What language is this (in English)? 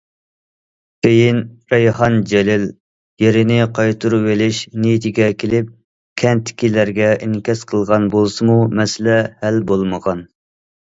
Uyghur